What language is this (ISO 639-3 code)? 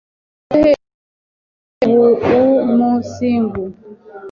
kin